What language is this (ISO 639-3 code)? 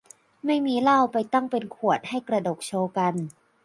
tha